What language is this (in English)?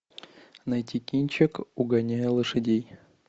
Russian